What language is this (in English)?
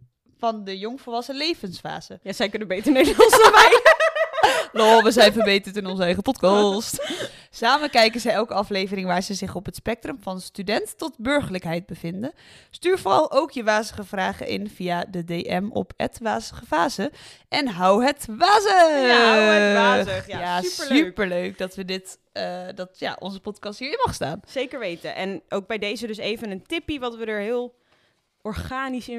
Dutch